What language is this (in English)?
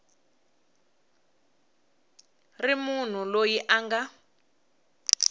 Tsonga